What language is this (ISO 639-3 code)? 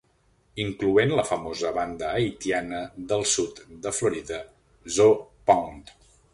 cat